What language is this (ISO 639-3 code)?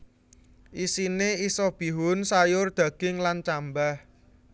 jav